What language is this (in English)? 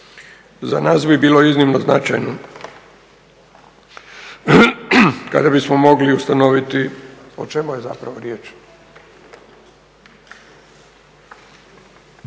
Croatian